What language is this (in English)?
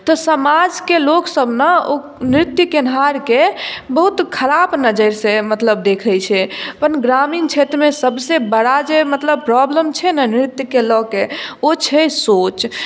Maithili